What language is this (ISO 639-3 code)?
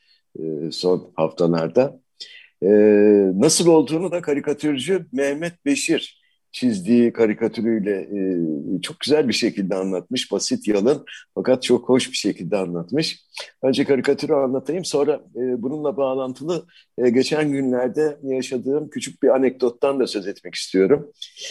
tur